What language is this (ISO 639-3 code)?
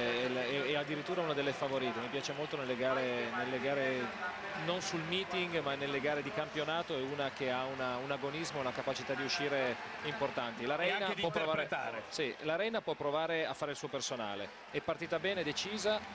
ita